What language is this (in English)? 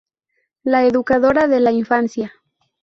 Spanish